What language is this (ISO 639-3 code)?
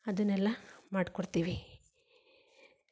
kan